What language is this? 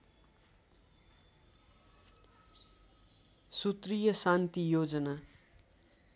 Nepali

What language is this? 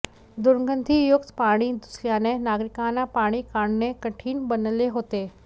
Marathi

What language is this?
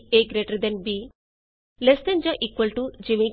Punjabi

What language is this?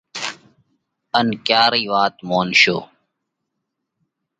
Parkari Koli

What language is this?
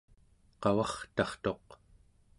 Central Yupik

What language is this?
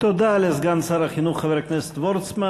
Hebrew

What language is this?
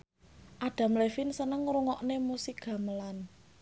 Javanese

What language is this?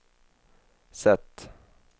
Swedish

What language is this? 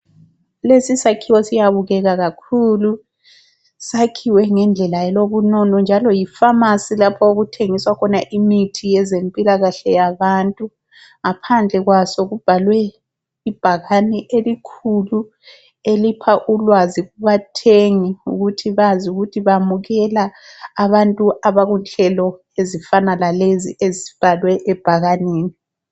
North Ndebele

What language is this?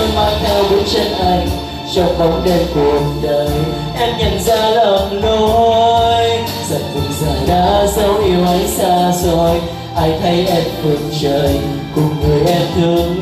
Vietnamese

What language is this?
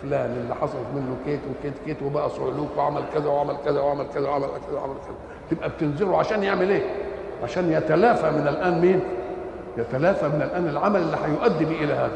Arabic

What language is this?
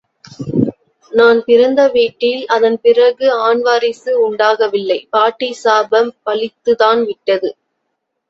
Tamil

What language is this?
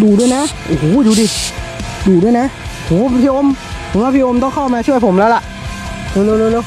Thai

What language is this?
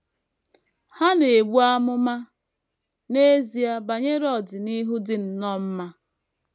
Igbo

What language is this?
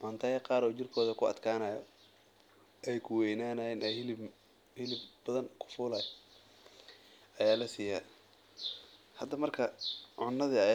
Somali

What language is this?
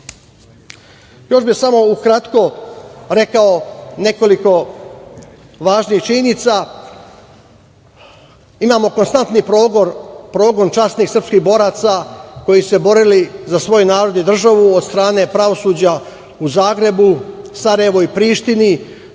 Serbian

